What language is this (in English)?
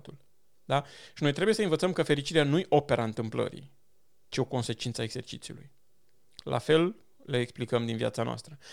Romanian